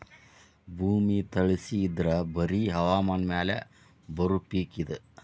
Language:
Kannada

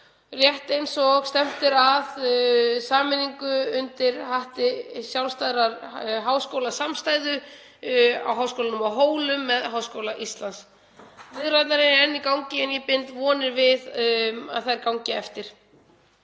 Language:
Icelandic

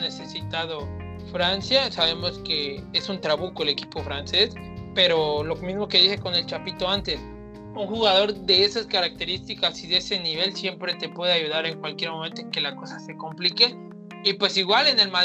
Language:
Spanish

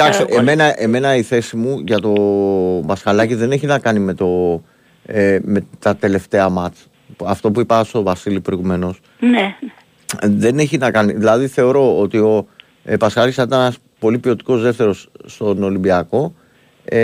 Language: Greek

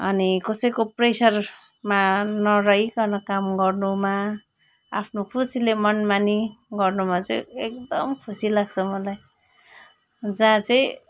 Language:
Nepali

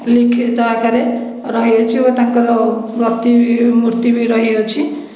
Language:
Odia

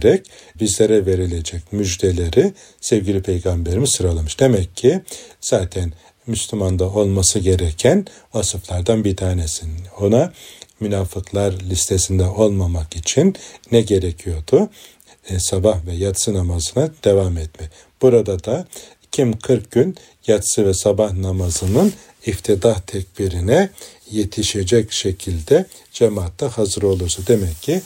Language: Turkish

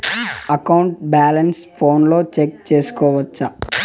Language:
Telugu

